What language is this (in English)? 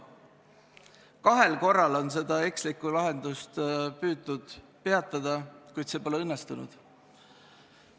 Estonian